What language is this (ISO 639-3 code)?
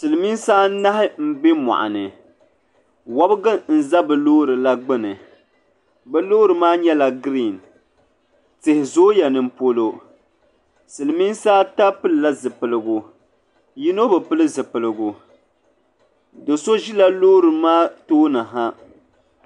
dag